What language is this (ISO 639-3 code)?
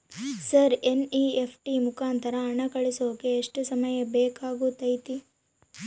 kan